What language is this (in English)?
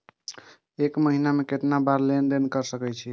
Maithili